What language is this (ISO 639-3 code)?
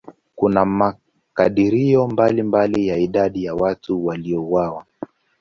swa